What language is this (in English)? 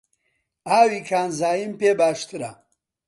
Central Kurdish